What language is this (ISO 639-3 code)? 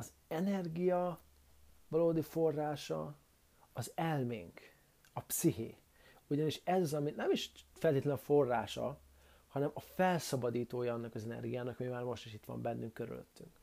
hun